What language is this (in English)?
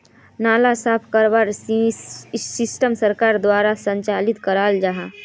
Magahi